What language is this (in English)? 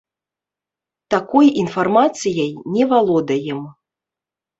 Belarusian